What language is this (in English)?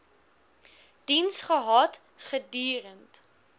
Afrikaans